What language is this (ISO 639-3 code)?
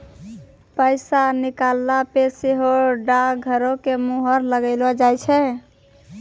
mai